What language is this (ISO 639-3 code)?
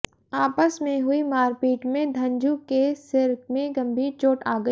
hin